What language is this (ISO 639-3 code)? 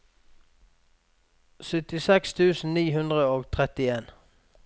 nor